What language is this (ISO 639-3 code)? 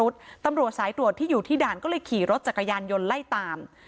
tha